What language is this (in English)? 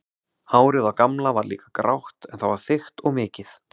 Icelandic